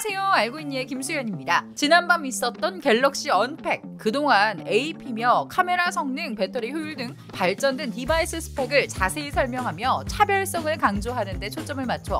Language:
Korean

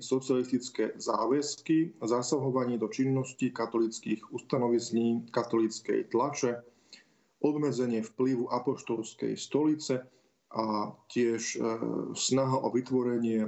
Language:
Slovak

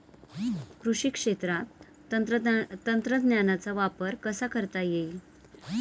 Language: Marathi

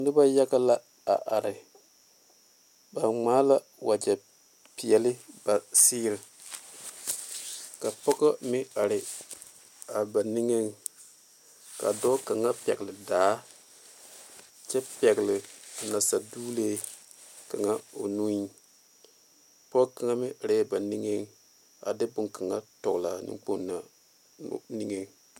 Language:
Southern Dagaare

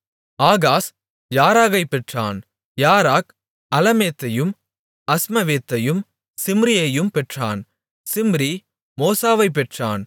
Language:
Tamil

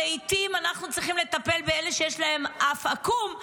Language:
Hebrew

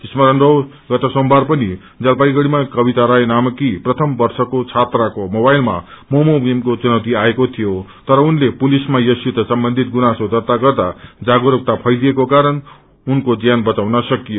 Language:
Nepali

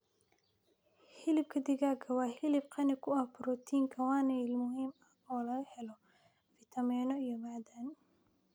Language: Somali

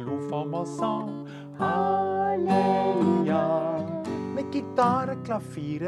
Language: Dutch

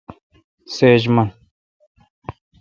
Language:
Kalkoti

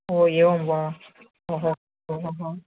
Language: Sanskrit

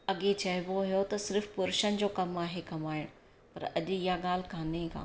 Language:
Sindhi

